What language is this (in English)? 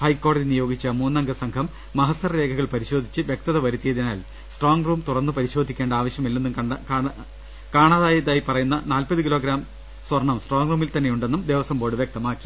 Malayalam